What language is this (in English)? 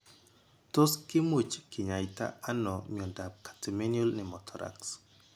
Kalenjin